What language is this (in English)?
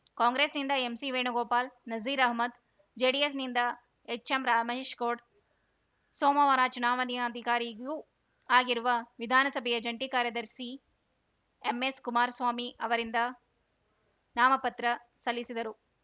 Kannada